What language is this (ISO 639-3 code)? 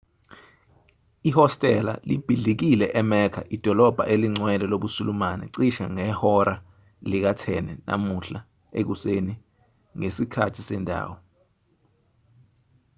zul